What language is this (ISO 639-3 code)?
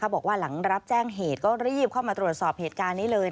tha